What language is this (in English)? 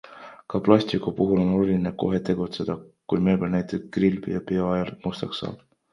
Estonian